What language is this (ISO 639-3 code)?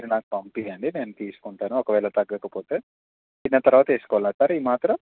tel